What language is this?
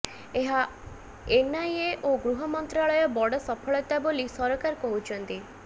Odia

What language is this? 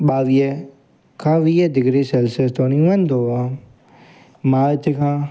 Sindhi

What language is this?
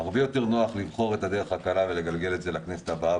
Hebrew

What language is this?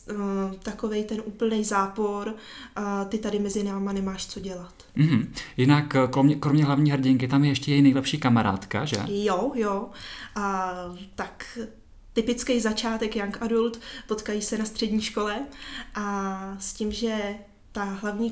Czech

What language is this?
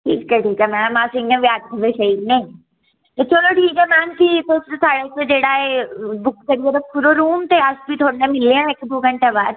Dogri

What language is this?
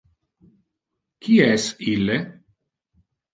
Interlingua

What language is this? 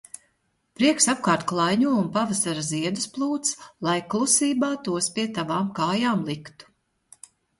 Latvian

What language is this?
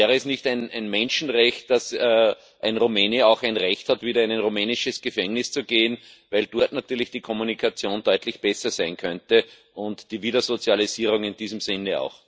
German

